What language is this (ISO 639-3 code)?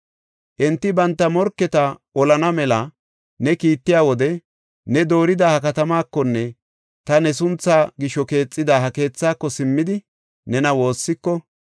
gof